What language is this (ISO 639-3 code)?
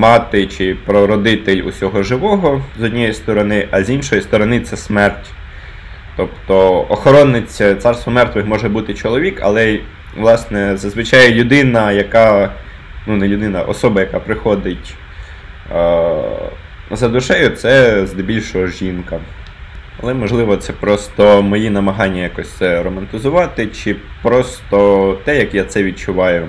ukr